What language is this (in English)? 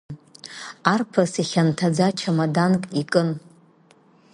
Abkhazian